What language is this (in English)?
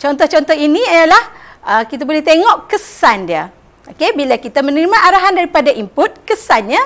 Malay